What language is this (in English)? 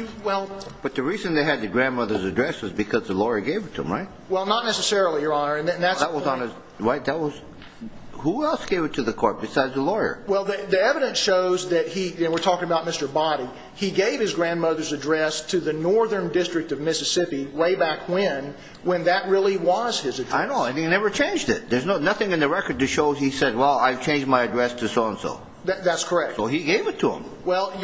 English